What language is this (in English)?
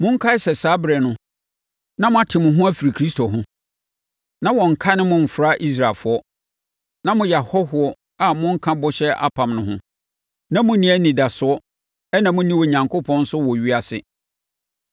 Akan